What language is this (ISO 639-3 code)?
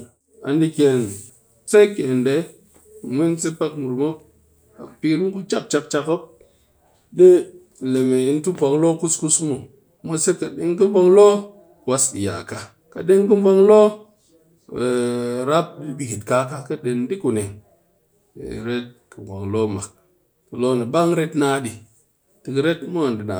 cky